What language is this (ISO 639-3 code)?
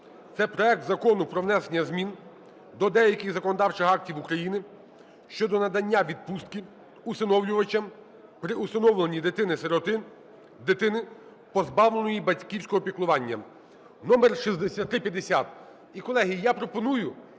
ukr